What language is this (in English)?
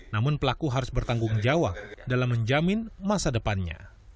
Indonesian